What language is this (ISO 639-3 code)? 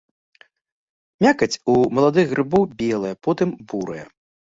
bel